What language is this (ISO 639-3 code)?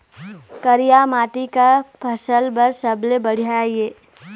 hne